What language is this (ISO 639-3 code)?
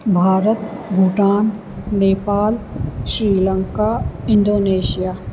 snd